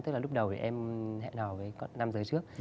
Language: Vietnamese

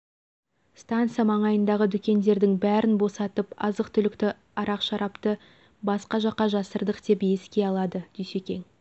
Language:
Kazakh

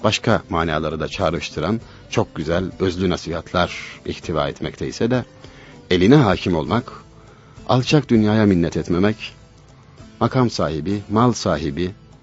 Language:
Turkish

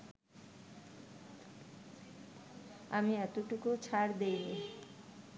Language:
Bangla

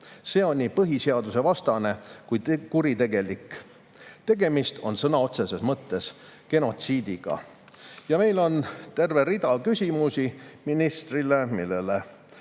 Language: Estonian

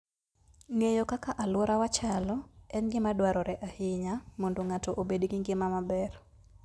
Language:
Luo (Kenya and Tanzania)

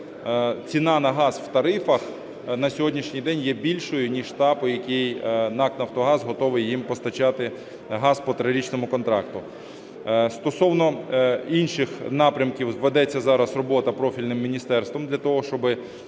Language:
Ukrainian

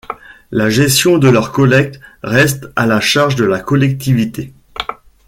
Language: French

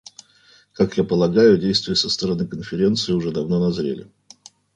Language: Russian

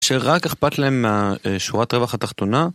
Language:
Hebrew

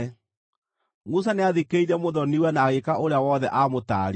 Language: Kikuyu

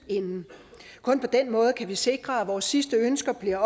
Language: Danish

